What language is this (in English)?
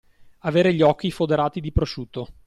Italian